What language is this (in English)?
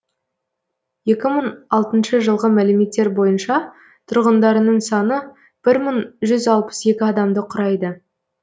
Kazakh